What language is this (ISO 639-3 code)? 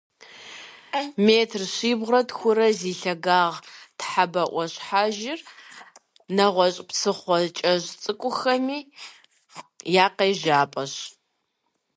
kbd